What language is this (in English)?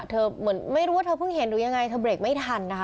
Thai